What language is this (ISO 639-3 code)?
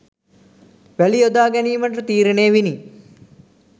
sin